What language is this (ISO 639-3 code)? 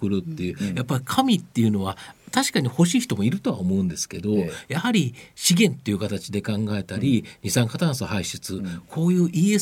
jpn